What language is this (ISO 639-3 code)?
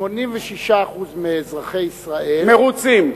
heb